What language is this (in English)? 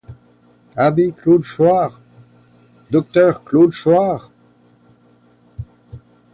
French